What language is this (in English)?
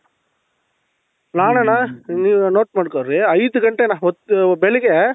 Kannada